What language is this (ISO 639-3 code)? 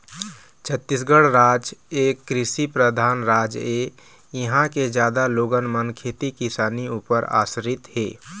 hne